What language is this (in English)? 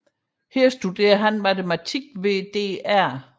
Danish